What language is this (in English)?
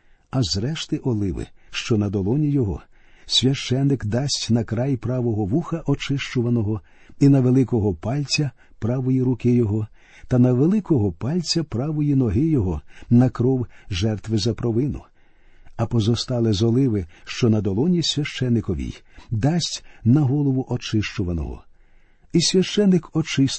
Ukrainian